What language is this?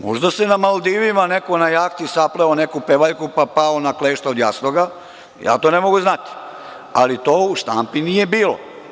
Serbian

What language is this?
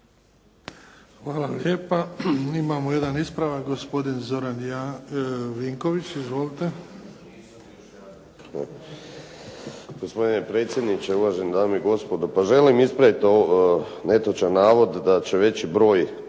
Croatian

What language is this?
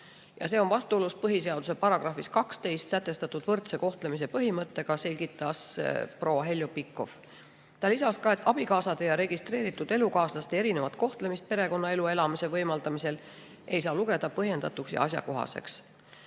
Estonian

